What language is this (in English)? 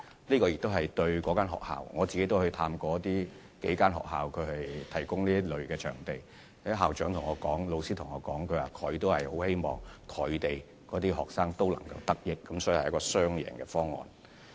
Cantonese